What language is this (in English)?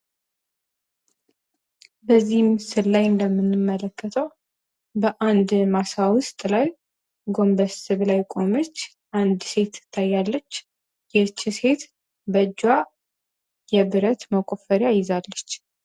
Amharic